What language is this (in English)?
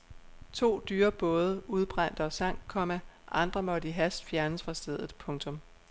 Danish